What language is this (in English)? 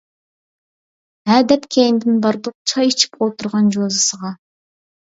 Uyghur